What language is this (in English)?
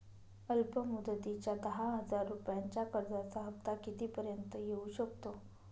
Marathi